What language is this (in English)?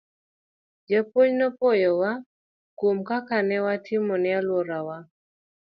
Luo (Kenya and Tanzania)